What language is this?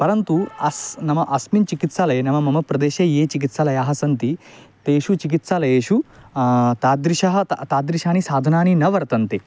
Sanskrit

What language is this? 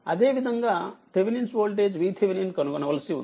Telugu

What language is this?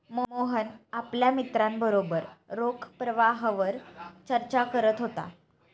Marathi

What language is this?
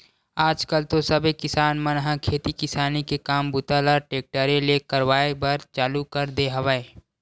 Chhattisgarhi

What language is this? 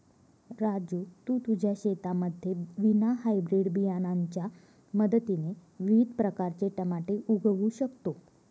Marathi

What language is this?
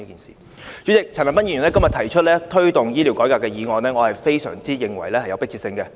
Cantonese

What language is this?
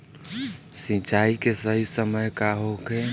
Bhojpuri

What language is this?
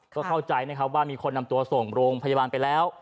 Thai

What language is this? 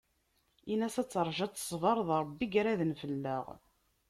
Kabyle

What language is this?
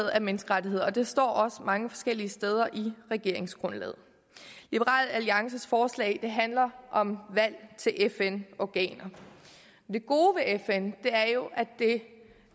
Danish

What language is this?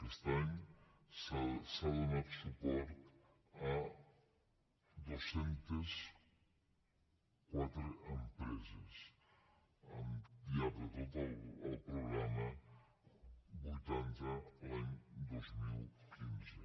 Catalan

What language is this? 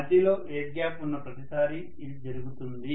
Telugu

